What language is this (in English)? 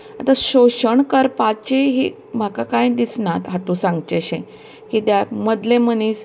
Konkani